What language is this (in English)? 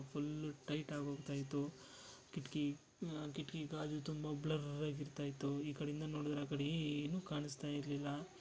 Kannada